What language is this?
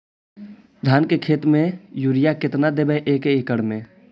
Magahi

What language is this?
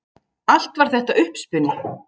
Icelandic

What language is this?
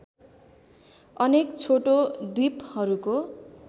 Nepali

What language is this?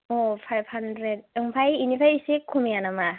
Bodo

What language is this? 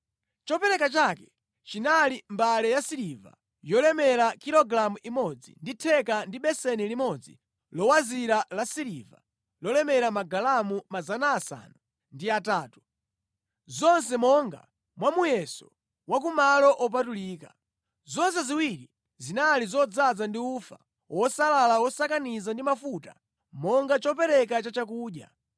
Nyanja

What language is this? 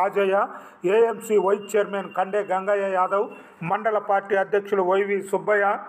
Telugu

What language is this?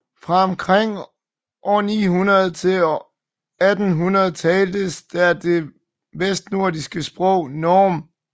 Danish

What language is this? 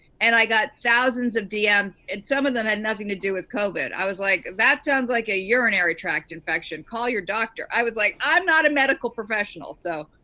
English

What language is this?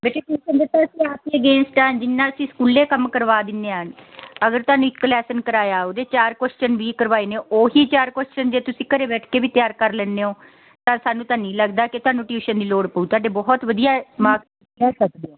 Punjabi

